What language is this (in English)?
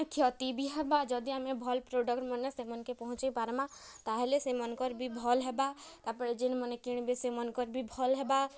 Odia